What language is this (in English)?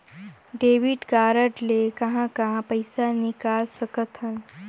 Chhattisgarhi